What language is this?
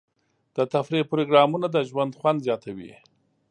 Pashto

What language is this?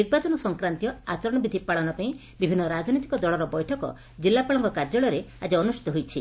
Odia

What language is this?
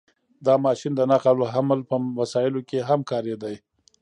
Pashto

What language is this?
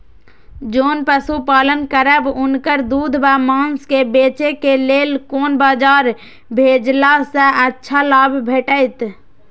Maithili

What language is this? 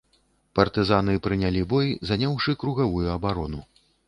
Belarusian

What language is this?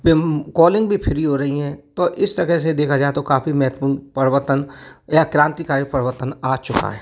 Hindi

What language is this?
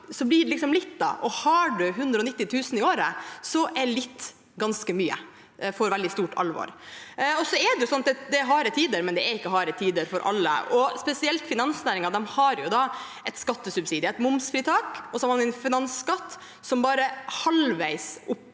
Norwegian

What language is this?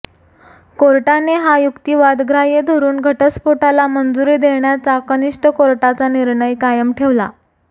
Marathi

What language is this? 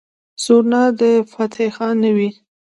Pashto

